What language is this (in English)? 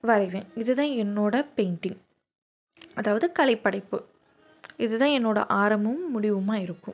Tamil